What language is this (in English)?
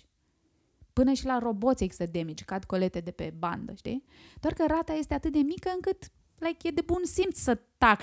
Romanian